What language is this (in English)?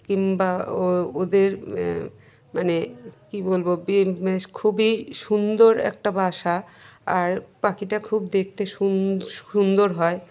Bangla